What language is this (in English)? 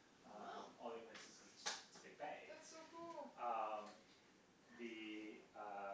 English